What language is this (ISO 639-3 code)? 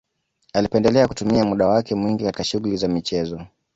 swa